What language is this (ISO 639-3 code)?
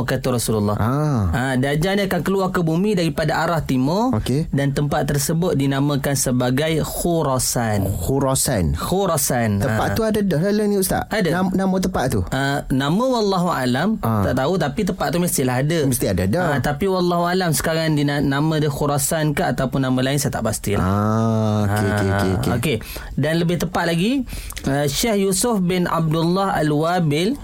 msa